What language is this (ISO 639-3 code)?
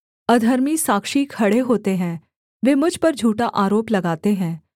hin